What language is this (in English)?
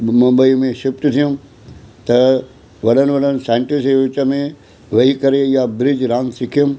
Sindhi